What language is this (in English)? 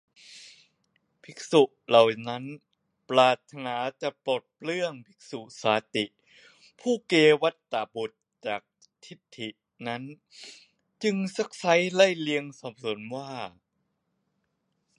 Thai